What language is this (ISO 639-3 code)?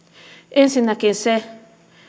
fin